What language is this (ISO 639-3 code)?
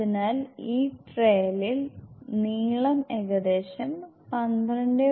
mal